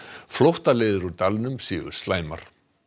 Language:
Icelandic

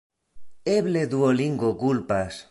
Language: Esperanto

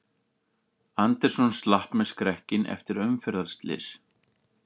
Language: Icelandic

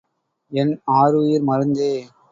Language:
Tamil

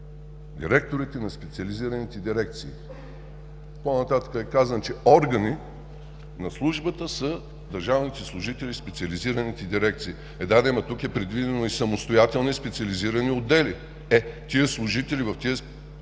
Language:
Bulgarian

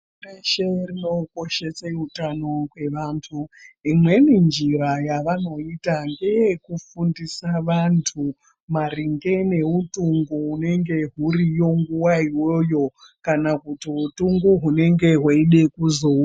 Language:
Ndau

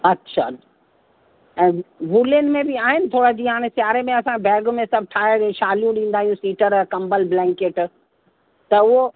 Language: Sindhi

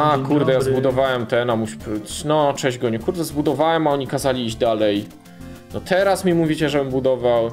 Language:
Polish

